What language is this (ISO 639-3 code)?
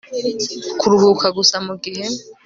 kin